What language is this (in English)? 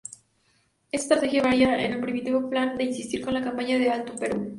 Spanish